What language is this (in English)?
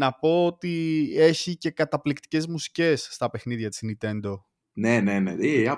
Greek